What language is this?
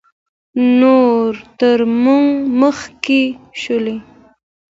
Pashto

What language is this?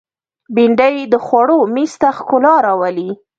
Pashto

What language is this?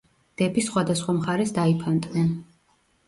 Georgian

